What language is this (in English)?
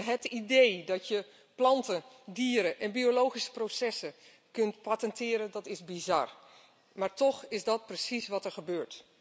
Dutch